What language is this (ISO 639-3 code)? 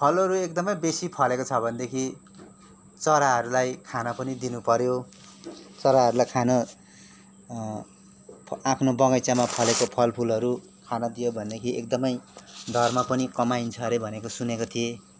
nep